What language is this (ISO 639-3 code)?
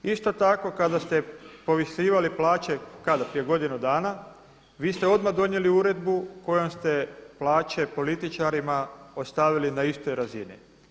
hrv